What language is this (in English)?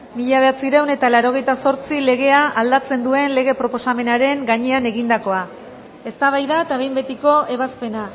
Basque